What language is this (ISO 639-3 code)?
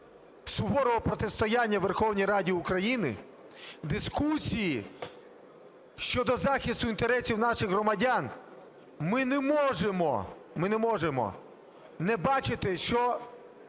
ukr